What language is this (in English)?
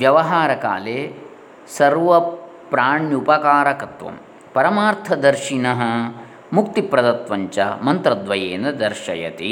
Kannada